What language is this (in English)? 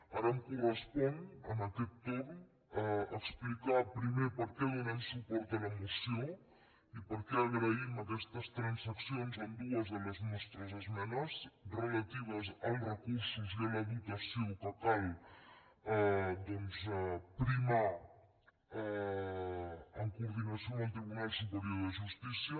Catalan